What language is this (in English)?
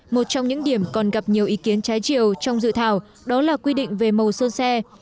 Vietnamese